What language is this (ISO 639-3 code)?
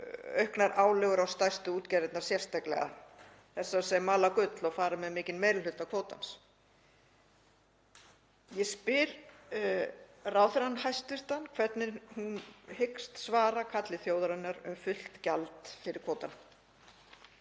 isl